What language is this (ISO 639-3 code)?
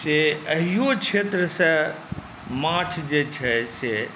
mai